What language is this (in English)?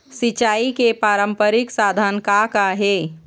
Chhattisgarhi